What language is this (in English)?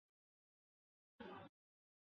Chinese